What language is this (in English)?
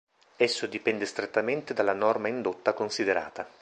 Italian